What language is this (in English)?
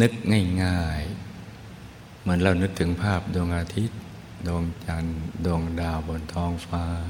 Thai